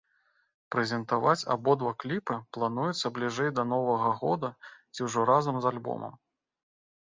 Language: Belarusian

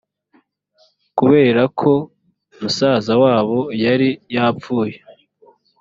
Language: Kinyarwanda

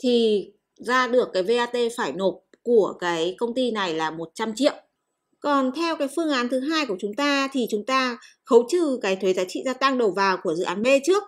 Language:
Vietnamese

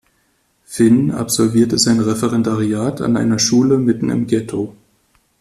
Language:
German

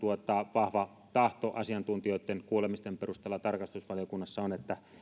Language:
Finnish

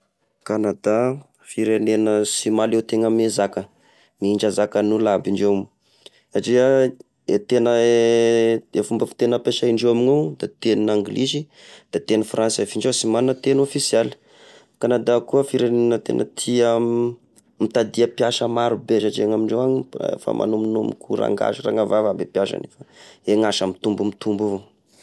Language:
Tesaka Malagasy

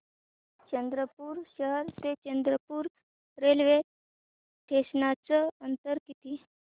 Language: Marathi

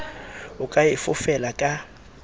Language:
Southern Sotho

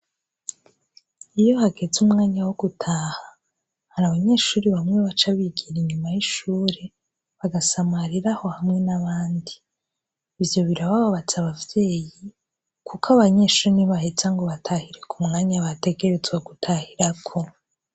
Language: Rundi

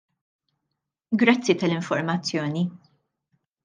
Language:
Maltese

